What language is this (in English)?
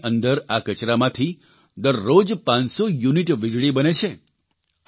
Gujarati